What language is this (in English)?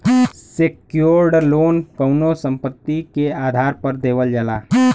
Bhojpuri